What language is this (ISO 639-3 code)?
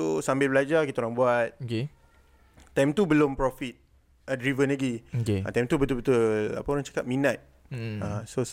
msa